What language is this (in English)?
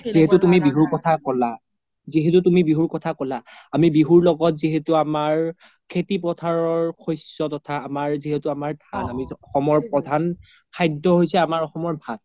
Assamese